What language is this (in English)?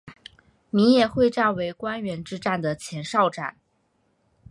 Chinese